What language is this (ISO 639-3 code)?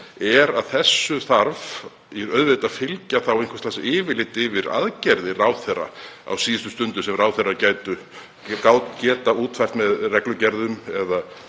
isl